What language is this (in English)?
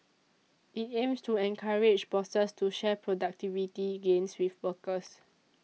English